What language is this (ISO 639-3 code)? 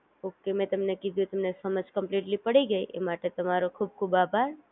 guj